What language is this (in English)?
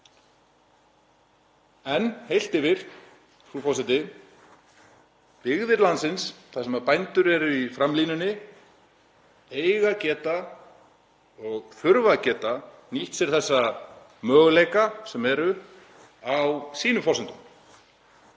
Icelandic